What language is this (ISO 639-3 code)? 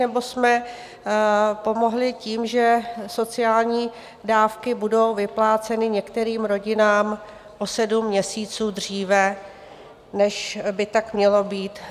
ces